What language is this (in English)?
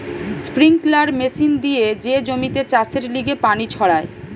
Bangla